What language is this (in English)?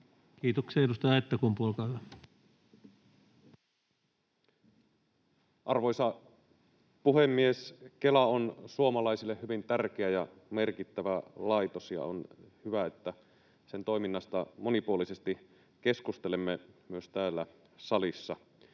Finnish